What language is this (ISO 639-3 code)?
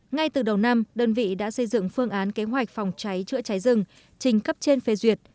vie